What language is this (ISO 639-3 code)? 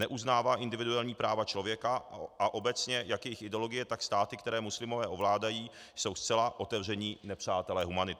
ces